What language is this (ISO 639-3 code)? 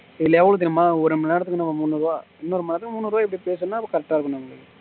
tam